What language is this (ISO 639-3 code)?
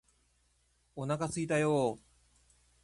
jpn